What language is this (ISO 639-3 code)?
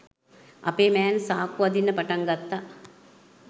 sin